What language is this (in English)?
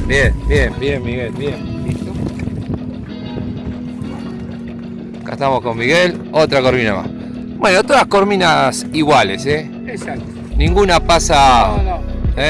Spanish